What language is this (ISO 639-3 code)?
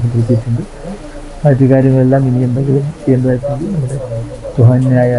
mal